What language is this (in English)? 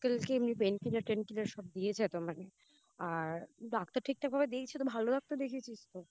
Bangla